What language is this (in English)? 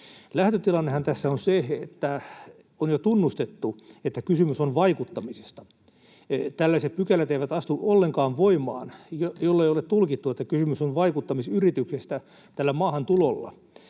Finnish